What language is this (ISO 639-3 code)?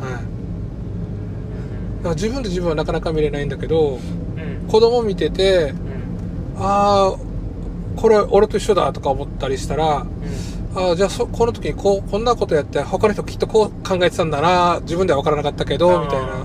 jpn